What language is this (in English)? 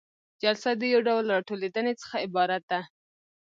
Pashto